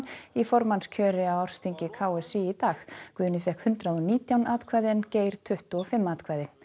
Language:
Icelandic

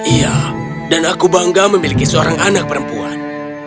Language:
Indonesian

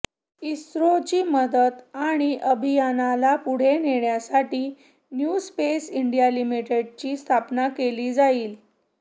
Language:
Marathi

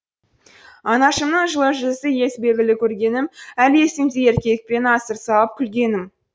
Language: Kazakh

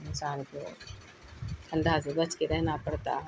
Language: Urdu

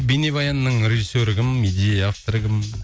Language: Kazakh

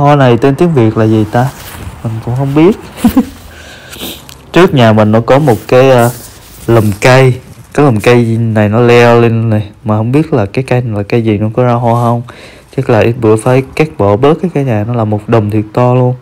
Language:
Vietnamese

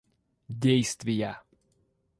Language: Russian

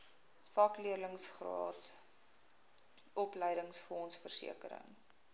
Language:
Afrikaans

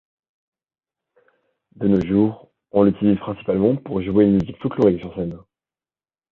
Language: French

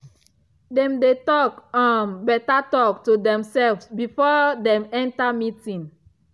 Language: Nigerian Pidgin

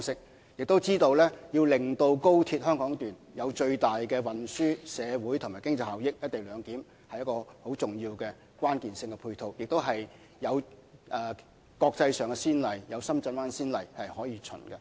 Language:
Cantonese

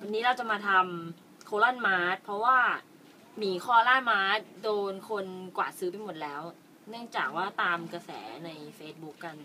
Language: Thai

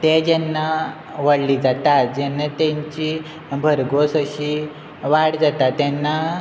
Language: Konkani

